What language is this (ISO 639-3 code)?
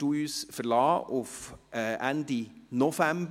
gsw